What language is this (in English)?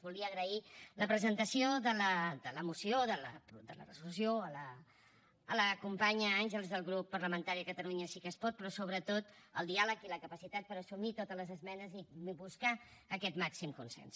Catalan